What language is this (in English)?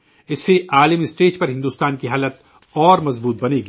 Urdu